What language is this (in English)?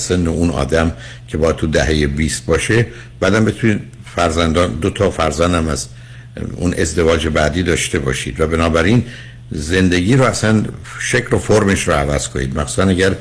Persian